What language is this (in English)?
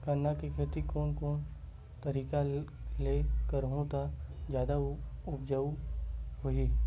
Chhattisgarhi